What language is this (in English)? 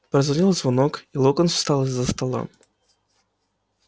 Russian